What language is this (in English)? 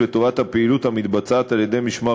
Hebrew